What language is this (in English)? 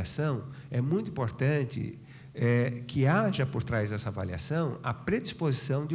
Portuguese